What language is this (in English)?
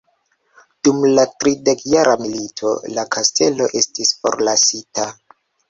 Esperanto